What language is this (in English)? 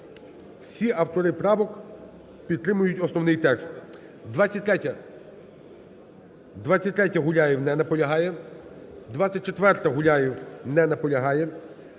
Ukrainian